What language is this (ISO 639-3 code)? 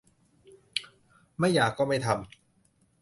tha